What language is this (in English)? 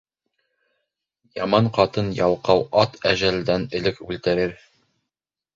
Bashkir